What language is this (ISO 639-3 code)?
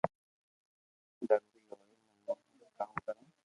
lrk